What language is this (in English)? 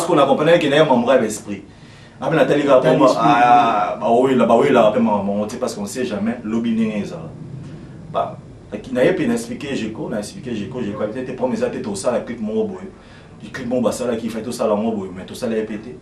French